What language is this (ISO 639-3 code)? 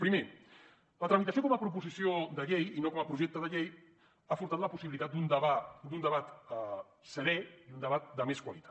cat